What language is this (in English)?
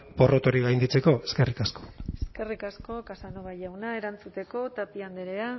Basque